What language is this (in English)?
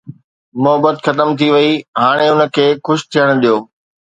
Sindhi